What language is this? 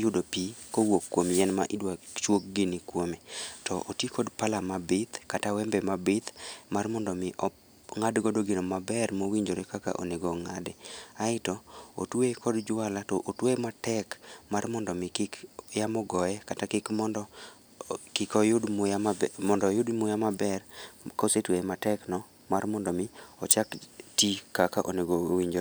Luo (Kenya and Tanzania)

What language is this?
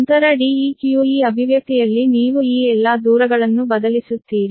Kannada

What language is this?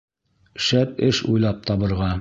Bashkir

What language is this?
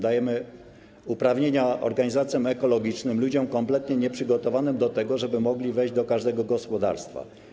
Polish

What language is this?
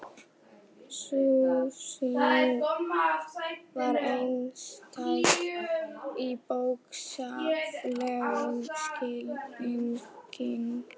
Icelandic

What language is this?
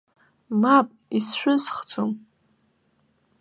Abkhazian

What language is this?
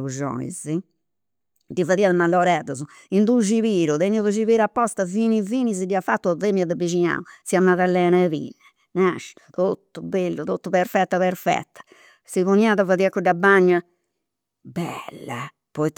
Campidanese Sardinian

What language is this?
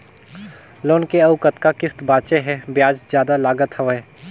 Chhattisgarhi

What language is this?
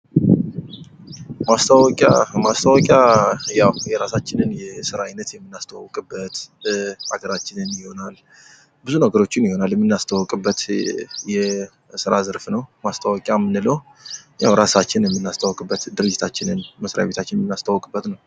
Amharic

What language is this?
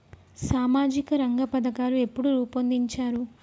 Telugu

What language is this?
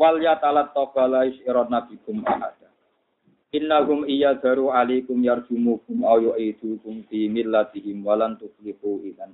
Indonesian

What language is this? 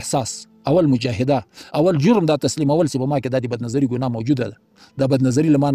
Arabic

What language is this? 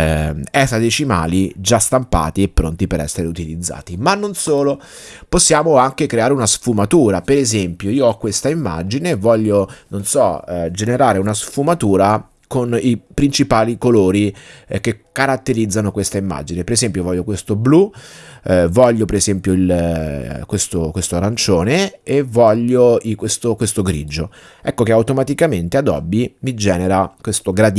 Italian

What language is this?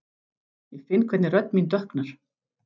Icelandic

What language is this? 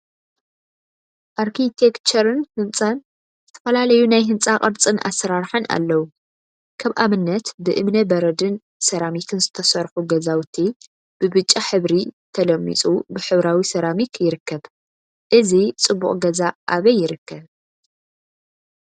Tigrinya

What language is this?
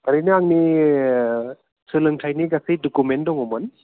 Bodo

